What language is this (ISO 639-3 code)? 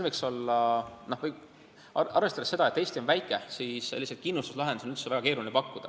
est